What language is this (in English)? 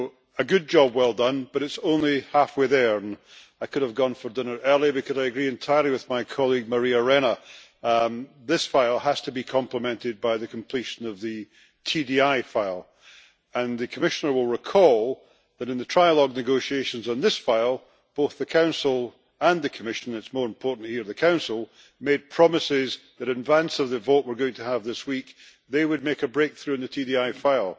English